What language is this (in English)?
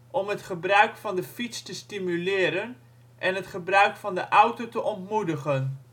Dutch